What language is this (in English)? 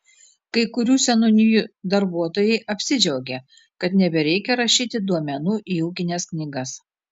Lithuanian